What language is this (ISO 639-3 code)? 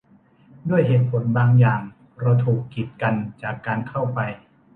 tha